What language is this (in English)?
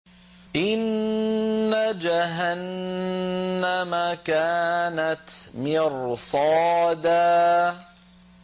Arabic